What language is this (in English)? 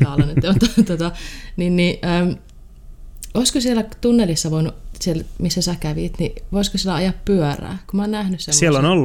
Finnish